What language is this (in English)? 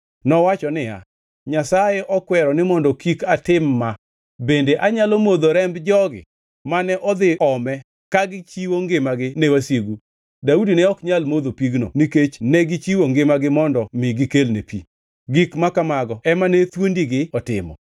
Luo (Kenya and Tanzania)